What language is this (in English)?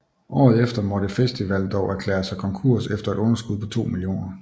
Danish